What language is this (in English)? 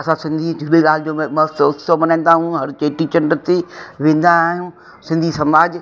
Sindhi